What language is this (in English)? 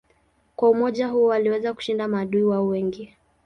Swahili